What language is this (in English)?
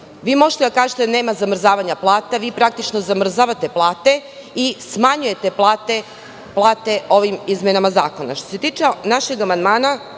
Serbian